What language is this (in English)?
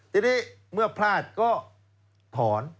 Thai